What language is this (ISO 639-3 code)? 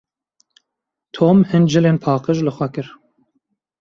kur